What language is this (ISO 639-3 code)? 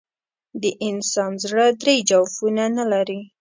pus